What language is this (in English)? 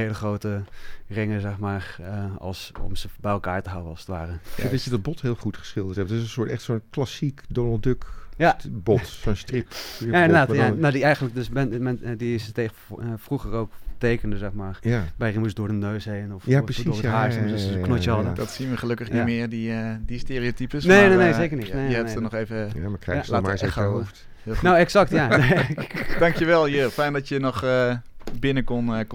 Dutch